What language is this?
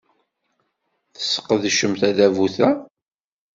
Kabyle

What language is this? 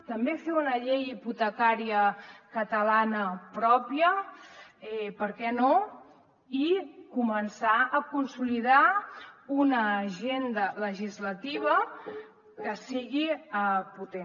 Catalan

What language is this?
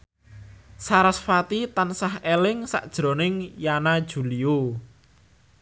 Javanese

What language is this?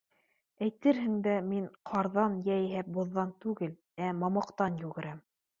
Bashkir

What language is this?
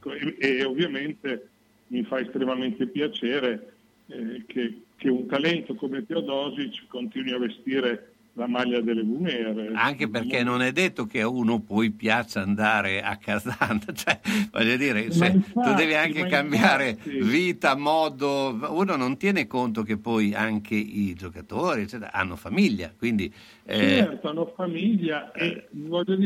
Italian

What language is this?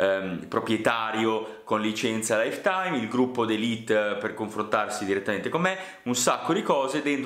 Italian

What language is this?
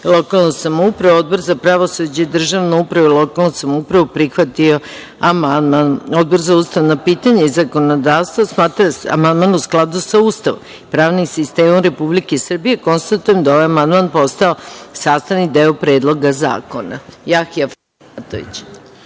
Serbian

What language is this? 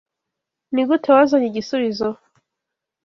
Kinyarwanda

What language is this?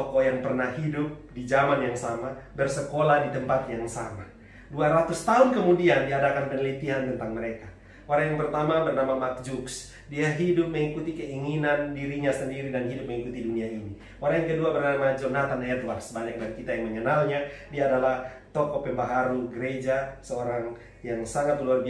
Indonesian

